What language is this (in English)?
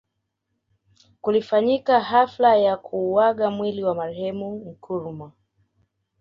Swahili